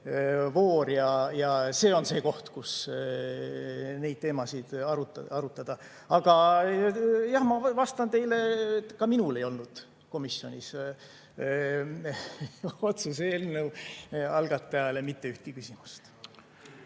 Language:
Estonian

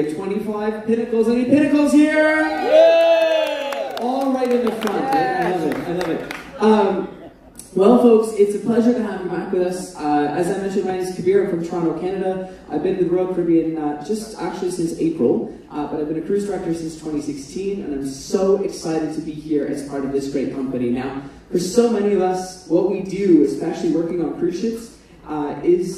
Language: English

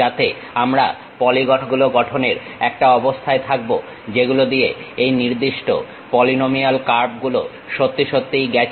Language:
Bangla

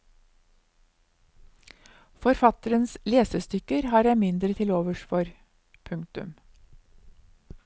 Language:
Norwegian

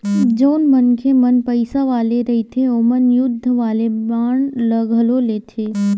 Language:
Chhattisgarhi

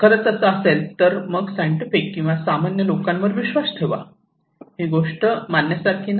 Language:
Marathi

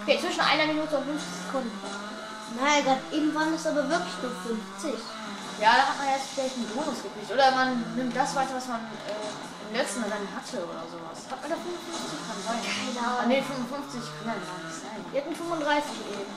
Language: German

